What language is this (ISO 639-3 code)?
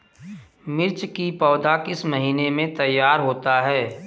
hin